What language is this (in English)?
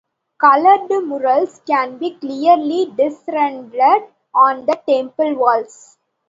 English